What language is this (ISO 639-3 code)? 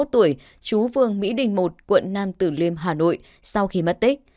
vie